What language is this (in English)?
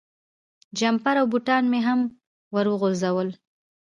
Pashto